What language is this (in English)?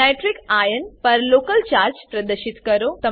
Gujarati